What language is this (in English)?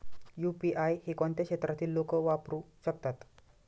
Marathi